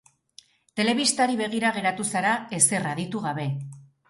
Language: Basque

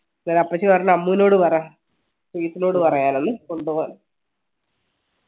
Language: Malayalam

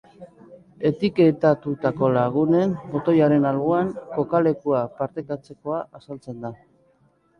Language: Basque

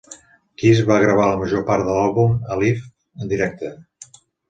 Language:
Catalan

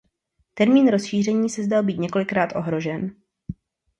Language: Czech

